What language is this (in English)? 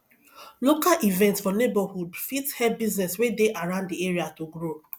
Nigerian Pidgin